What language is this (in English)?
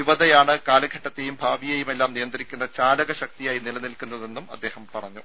Malayalam